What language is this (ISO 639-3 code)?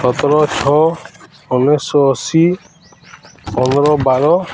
ori